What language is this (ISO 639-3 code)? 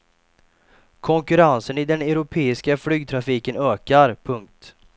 swe